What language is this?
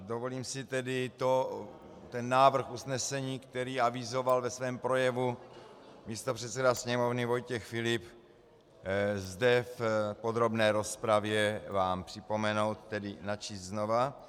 Czech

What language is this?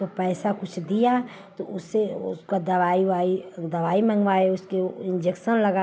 Hindi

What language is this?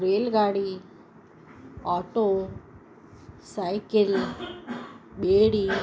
Sindhi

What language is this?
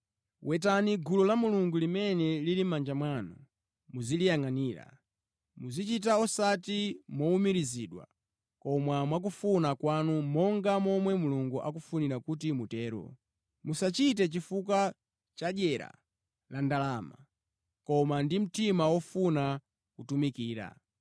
Nyanja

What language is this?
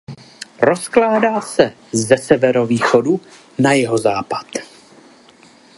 Czech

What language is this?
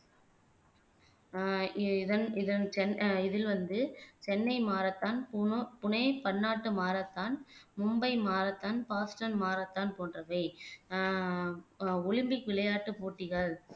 Tamil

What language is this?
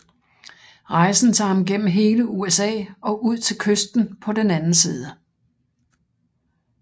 Danish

